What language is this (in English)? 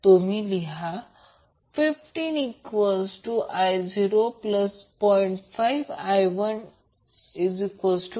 Marathi